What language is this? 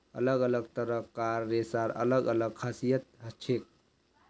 Magahi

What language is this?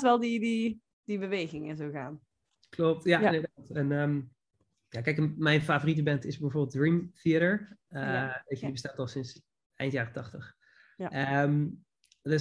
Dutch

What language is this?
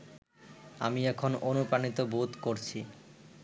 Bangla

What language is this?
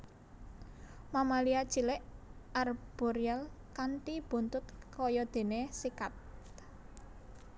Javanese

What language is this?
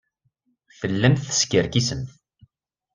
Kabyle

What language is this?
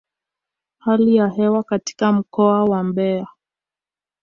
Swahili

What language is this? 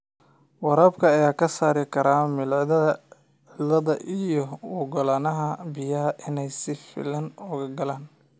Somali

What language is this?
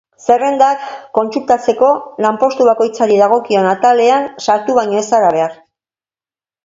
Basque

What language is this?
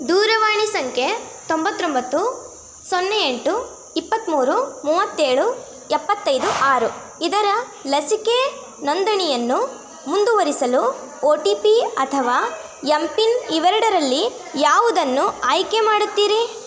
Kannada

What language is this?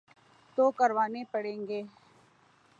Urdu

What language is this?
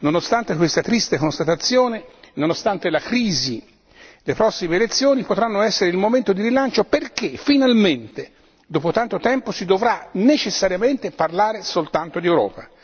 Italian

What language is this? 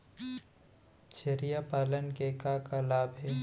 Chhattisgarhi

